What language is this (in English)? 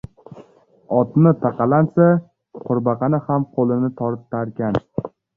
Uzbek